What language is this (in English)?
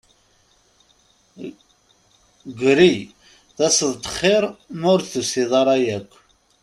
Kabyle